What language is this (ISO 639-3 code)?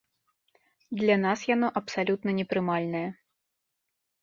bel